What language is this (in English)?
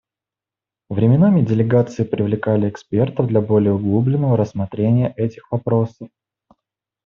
Russian